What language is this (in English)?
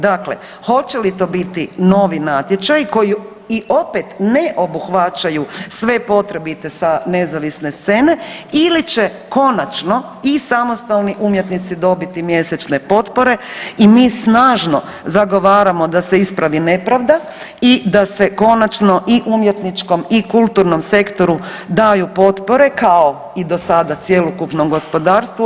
Croatian